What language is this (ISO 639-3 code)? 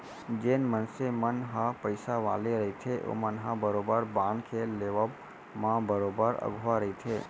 hne